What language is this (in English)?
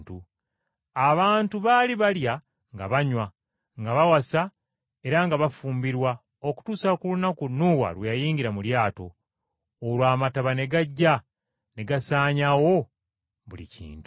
Ganda